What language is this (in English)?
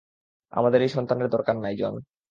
Bangla